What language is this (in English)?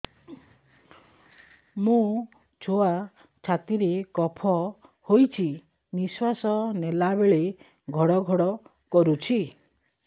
Odia